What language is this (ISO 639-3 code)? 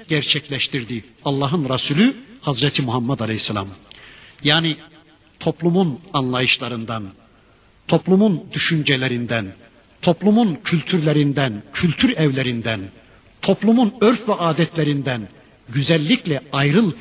tur